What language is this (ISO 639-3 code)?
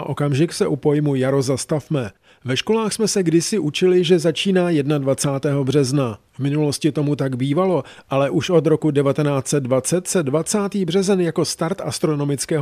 ces